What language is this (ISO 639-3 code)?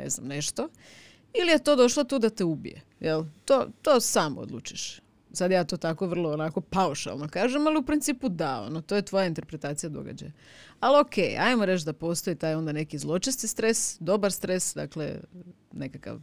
hrv